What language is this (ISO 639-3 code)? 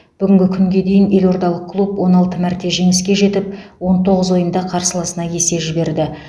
kaz